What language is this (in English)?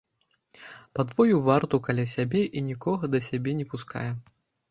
Belarusian